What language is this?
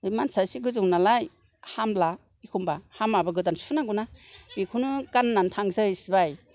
Bodo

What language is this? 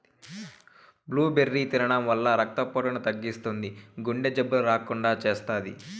Telugu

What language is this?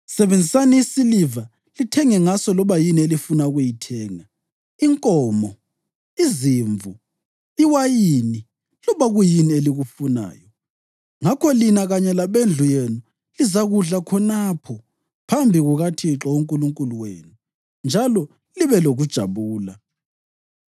North Ndebele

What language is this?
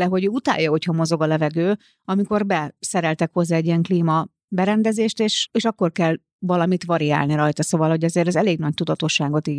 Hungarian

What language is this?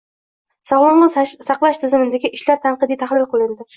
Uzbek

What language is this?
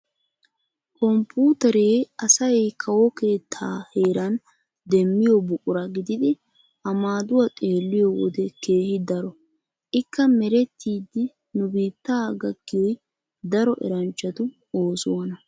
Wolaytta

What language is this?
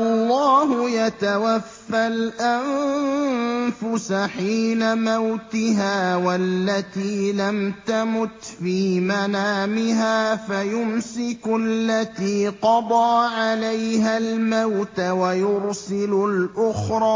Arabic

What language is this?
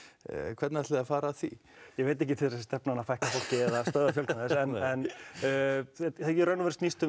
Icelandic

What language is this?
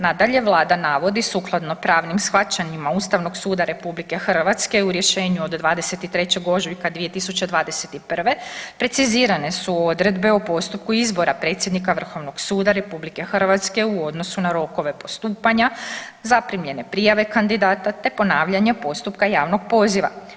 Croatian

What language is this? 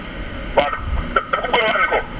Wolof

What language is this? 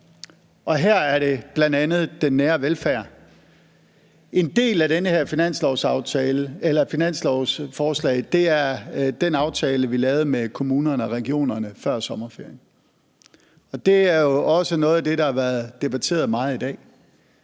Danish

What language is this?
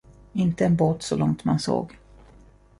Swedish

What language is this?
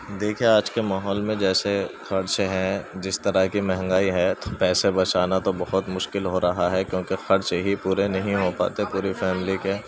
Urdu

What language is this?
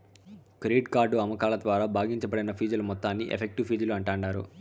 Telugu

